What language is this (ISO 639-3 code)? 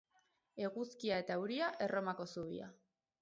eus